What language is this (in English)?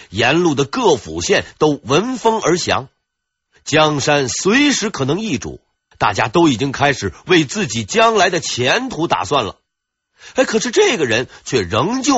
Chinese